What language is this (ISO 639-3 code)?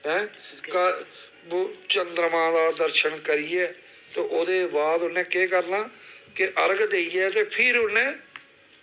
doi